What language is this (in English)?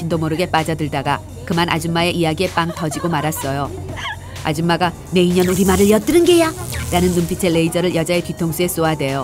Korean